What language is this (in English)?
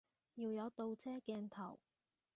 Cantonese